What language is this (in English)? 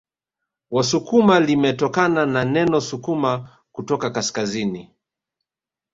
Swahili